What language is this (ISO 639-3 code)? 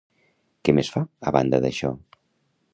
cat